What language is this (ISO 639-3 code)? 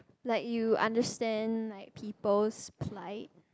eng